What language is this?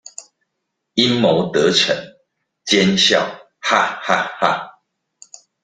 Chinese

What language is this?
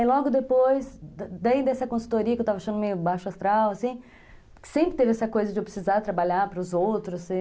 Portuguese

